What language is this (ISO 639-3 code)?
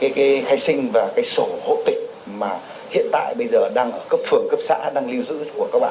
vie